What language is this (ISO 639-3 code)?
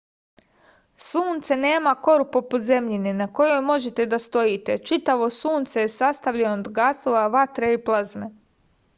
srp